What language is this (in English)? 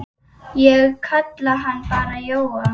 Icelandic